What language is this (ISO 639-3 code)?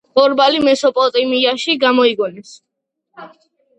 kat